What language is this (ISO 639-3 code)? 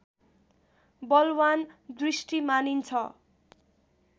nep